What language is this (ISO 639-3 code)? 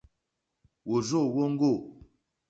bri